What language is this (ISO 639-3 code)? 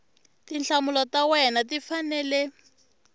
tso